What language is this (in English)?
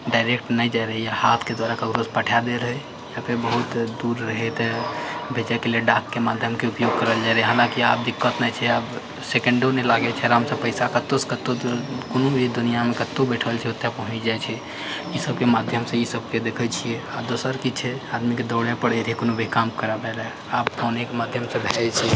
Maithili